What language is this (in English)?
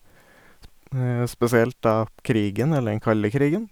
Norwegian